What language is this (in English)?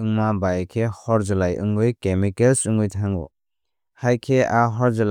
Kok Borok